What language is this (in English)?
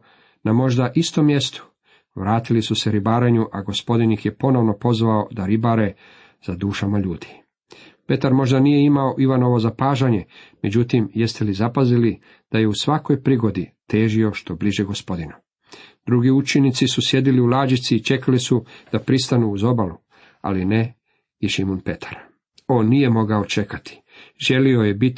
Croatian